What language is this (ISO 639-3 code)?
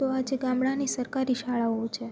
guj